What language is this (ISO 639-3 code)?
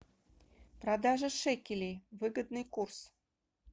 rus